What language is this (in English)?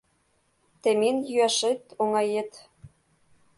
Mari